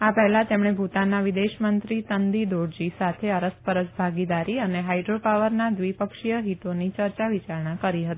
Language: Gujarati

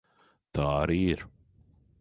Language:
Latvian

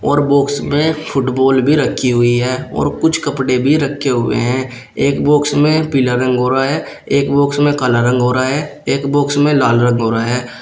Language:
Hindi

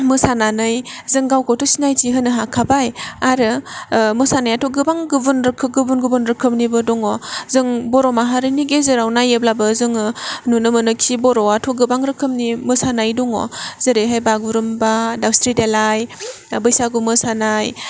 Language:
Bodo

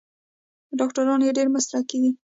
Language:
Pashto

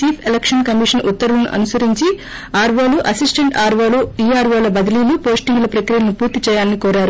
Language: Telugu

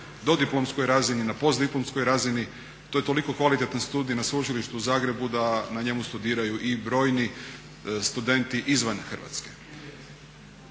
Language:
Croatian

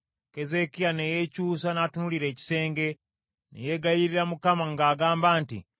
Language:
Ganda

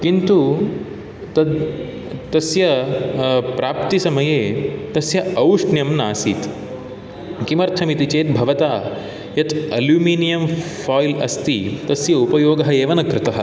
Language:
Sanskrit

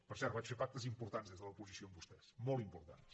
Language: Catalan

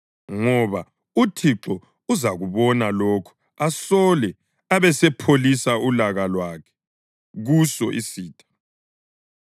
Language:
North Ndebele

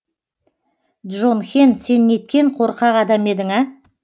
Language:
Kazakh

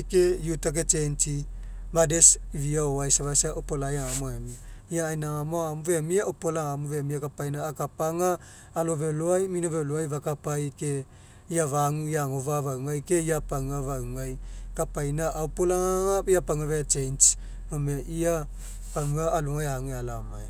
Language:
Mekeo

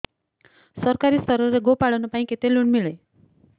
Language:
Odia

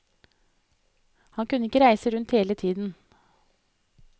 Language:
Norwegian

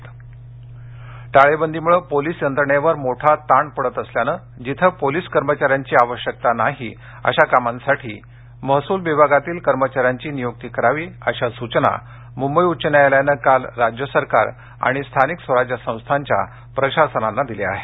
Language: Marathi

